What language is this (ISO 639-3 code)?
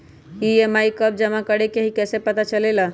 mag